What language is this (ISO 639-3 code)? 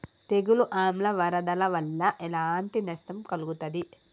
tel